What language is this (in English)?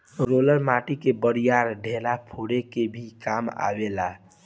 Bhojpuri